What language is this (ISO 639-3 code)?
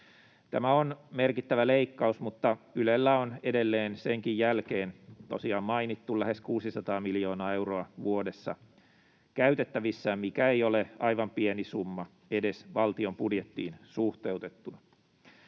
fin